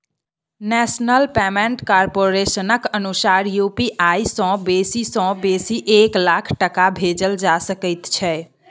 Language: Maithili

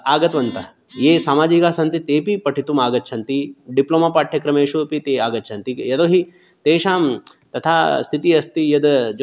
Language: Sanskrit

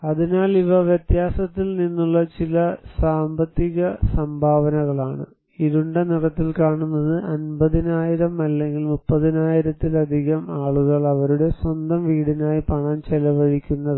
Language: Malayalam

